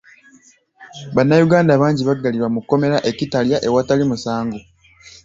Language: Ganda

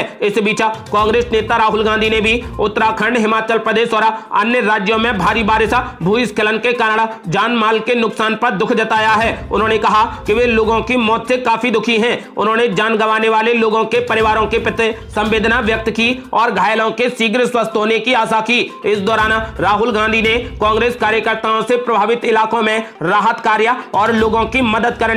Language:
Hindi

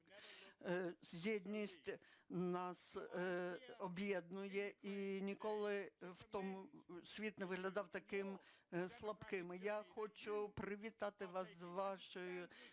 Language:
Ukrainian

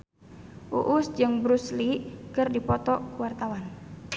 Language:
Sundanese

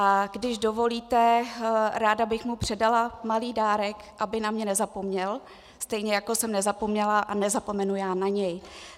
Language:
Czech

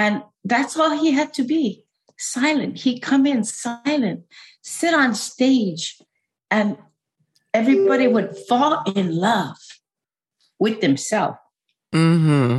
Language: English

